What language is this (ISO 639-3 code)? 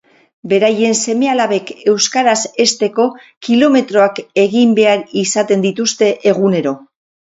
eus